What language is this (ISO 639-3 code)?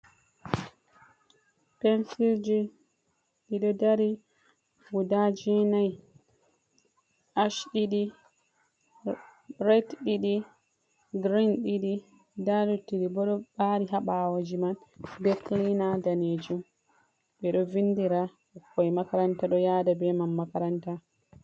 ful